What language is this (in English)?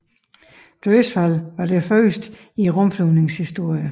Danish